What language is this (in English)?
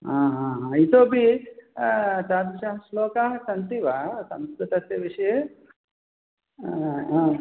Sanskrit